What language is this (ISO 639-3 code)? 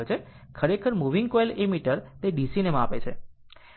guj